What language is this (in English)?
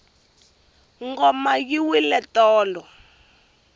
Tsonga